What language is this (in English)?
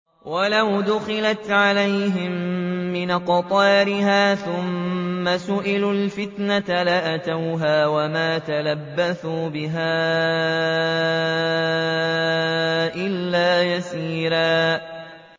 Arabic